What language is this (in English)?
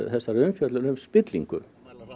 Icelandic